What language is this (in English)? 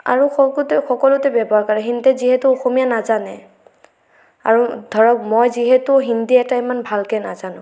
Assamese